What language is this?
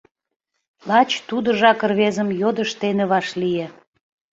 Mari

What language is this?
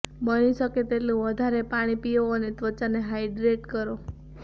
Gujarati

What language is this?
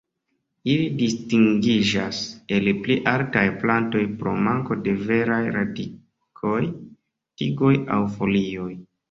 Esperanto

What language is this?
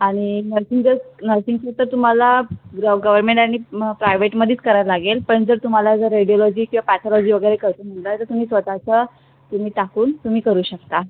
Marathi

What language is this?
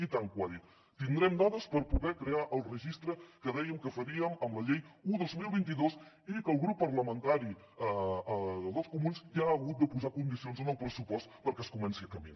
Catalan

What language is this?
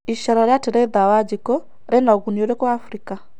Kikuyu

